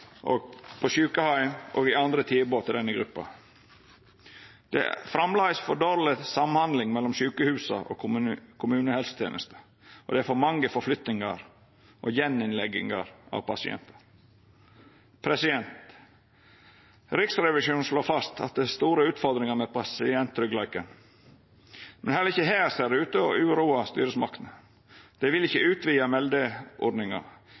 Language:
Norwegian Nynorsk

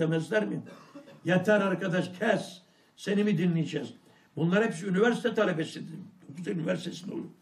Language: Turkish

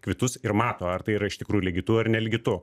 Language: Lithuanian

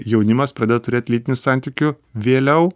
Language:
Lithuanian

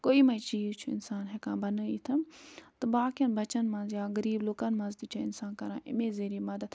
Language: Kashmiri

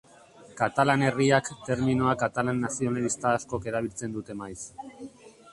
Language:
Basque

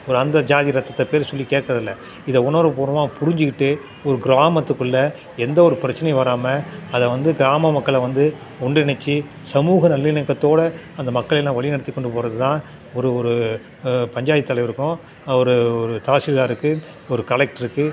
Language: Tamil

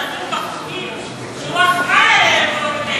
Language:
Hebrew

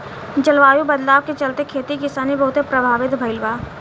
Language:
Bhojpuri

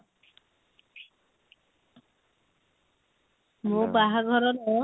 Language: Odia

